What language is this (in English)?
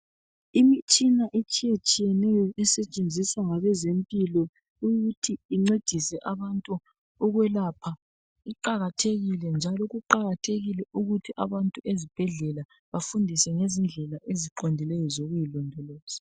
North Ndebele